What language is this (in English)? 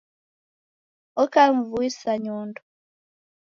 Taita